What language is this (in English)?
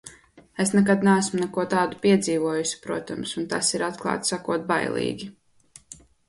Latvian